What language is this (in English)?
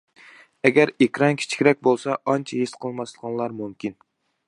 Uyghur